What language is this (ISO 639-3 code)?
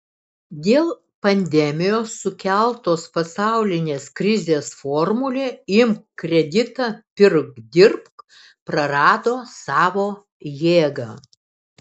lit